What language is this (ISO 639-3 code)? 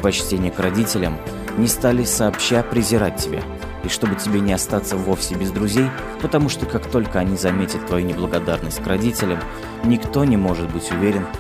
rus